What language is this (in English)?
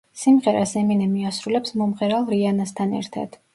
Georgian